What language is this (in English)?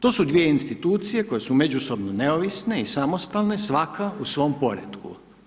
Croatian